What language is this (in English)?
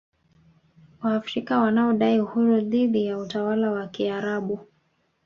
Swahili